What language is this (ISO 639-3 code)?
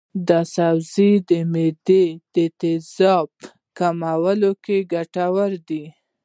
pus